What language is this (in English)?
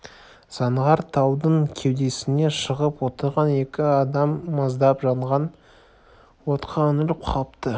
Kazakh